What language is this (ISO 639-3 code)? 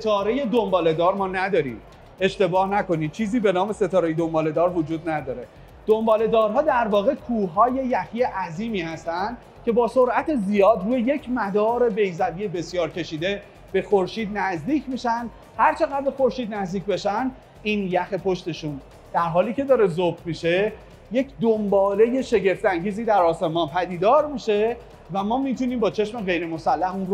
fas